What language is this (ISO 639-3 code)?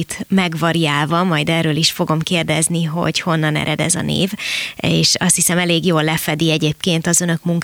hun